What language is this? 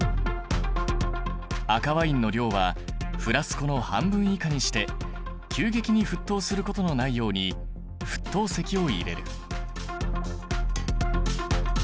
Japanese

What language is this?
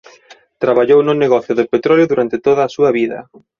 Galician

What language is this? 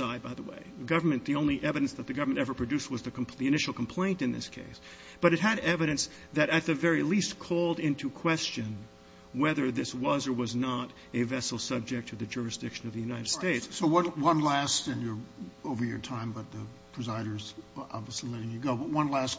English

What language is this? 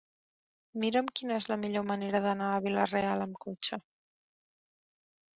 Catalan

